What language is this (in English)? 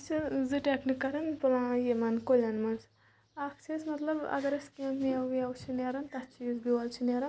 Kashmiri